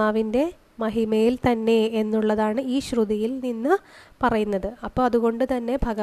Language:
Malayalam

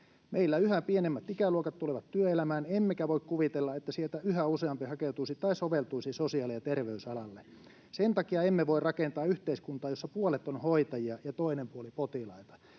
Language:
Finnish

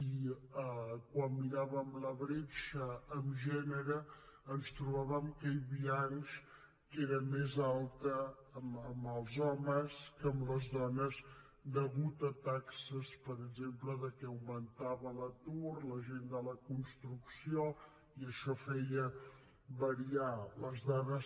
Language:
Catalan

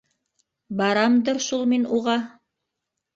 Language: Bashkir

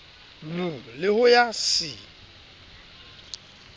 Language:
Southern Sotho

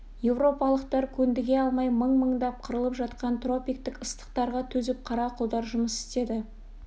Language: Kazakh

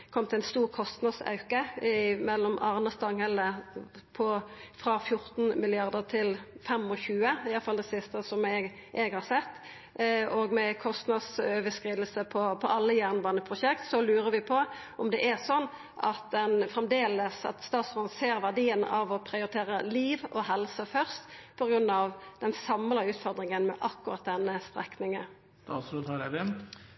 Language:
Norwegian Nynorsk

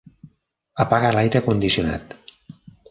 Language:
Catalan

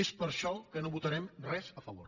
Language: Catalan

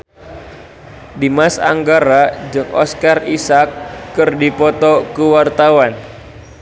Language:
Sundanese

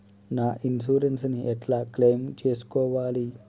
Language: Telugu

